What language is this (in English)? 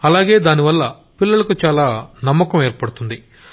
Telugu